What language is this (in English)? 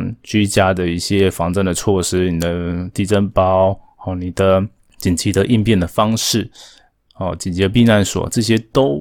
Chinese